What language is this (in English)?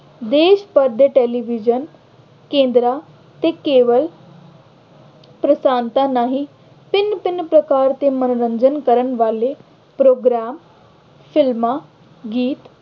Punjabi